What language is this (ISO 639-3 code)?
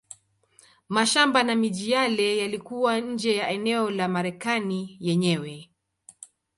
swa